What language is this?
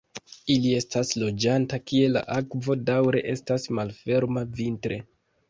Esperanto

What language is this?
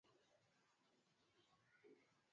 Swahili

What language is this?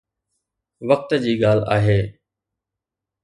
Sindhi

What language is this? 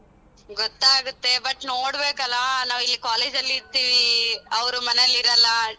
Kannada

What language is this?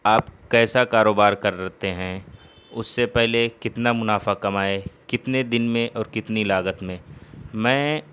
Urdu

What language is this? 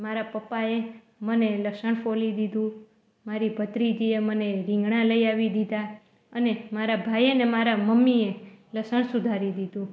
Gujarati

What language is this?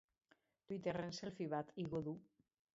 Basque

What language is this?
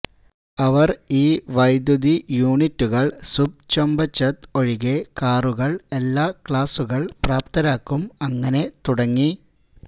Malayalam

